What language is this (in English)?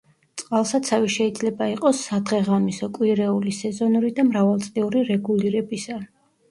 Georgian